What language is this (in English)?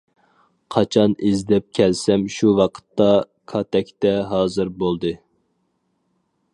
Uyghur